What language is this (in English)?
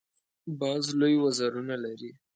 Pashto